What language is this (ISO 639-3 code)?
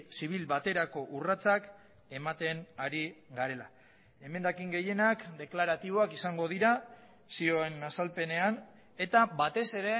eus